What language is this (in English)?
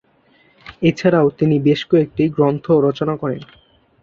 Bangla